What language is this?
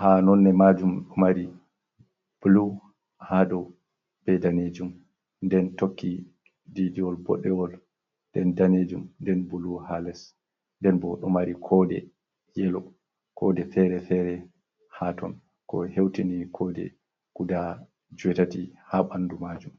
Fula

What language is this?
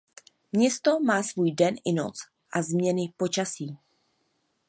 Czech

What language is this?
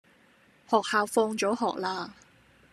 Cantonese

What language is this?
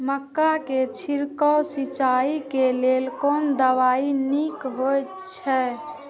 Maithili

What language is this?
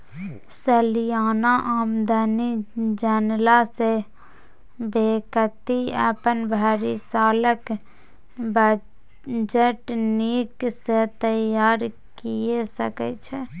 Maithili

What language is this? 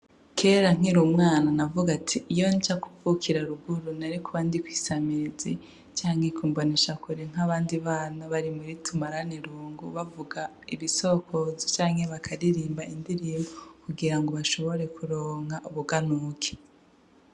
Rundi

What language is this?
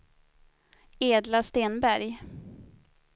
Swedish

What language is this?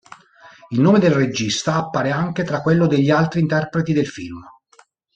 Italian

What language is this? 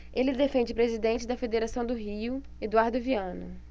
Portuguese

